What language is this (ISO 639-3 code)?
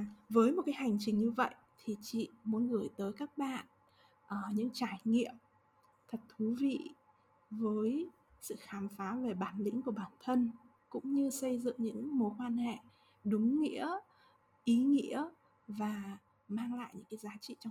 vie